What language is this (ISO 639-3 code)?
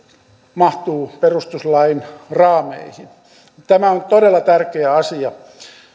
fin